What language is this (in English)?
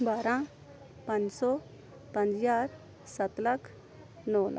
Punjabi